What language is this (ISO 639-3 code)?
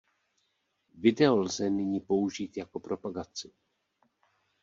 ces